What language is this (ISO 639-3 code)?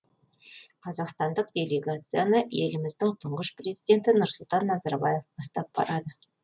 kaz